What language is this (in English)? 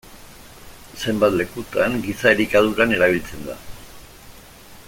Basque